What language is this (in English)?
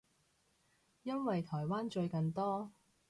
Cantonese